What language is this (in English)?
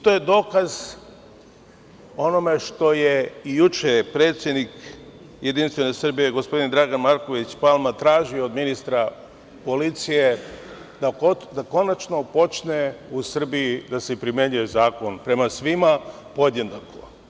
Serbian